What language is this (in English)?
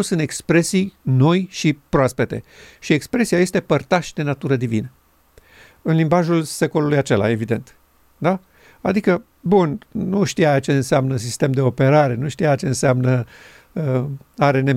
Romanian